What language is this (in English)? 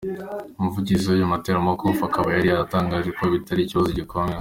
Kinyarwanda